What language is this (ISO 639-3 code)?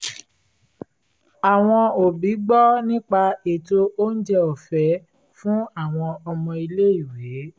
yor